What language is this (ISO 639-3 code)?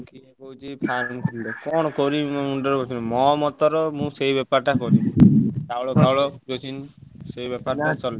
ori